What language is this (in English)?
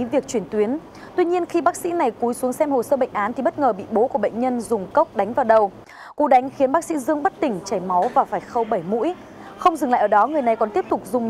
Vietnamese